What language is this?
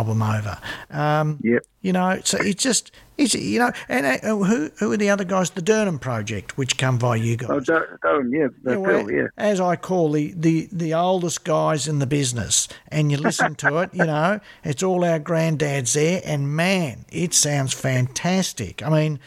English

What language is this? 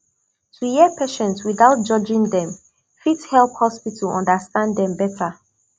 Nigerian Pidgin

